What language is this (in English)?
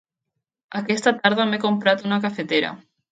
Catalan